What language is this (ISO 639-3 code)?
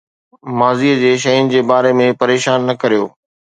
snd